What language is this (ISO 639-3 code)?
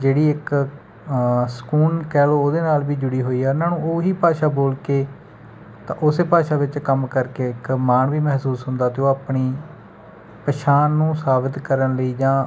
pan